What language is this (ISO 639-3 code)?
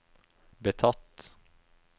nor